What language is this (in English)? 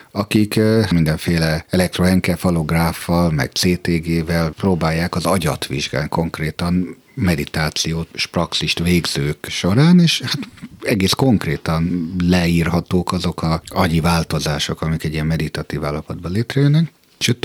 Hungarian